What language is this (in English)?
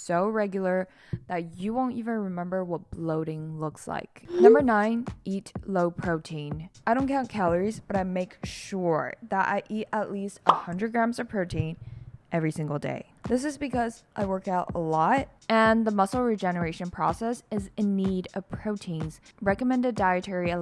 English